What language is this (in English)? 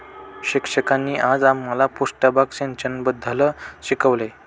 Marathi